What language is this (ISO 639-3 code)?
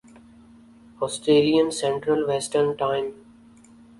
urd